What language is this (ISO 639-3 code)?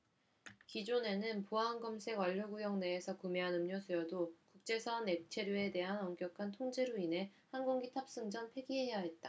kor